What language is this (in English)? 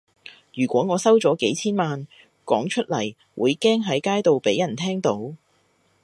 Cantonese